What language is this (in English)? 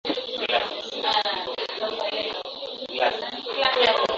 Swahili